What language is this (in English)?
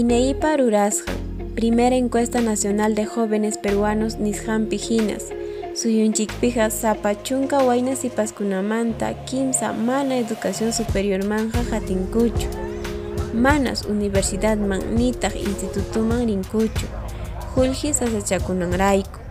Spanish